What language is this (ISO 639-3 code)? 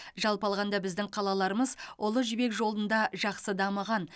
kaz